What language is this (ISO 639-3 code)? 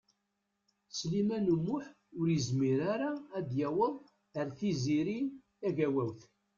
kab